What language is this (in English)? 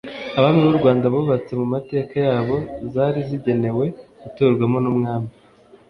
Kinyarwanda